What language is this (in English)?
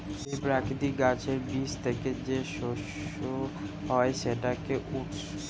Bangla